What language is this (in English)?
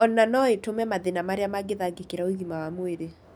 Kikuyu